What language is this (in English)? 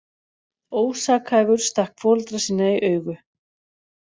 Icelandic